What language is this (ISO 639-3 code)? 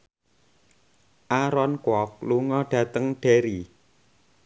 jav